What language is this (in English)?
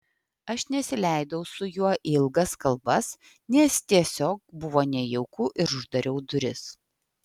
Lithuanian